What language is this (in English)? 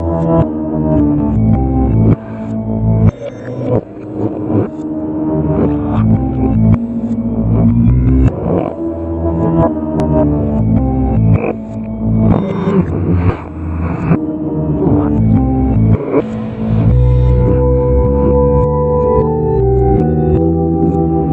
Korean